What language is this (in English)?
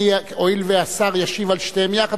Hebrew